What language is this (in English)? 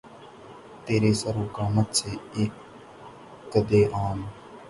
Urdu